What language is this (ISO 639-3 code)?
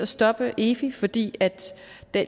dan